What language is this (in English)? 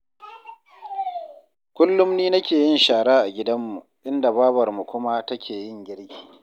Hausa